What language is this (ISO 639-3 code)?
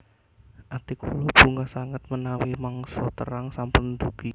jav